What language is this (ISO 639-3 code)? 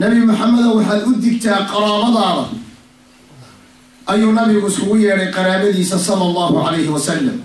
ara